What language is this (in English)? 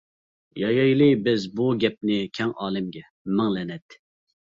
Uyghur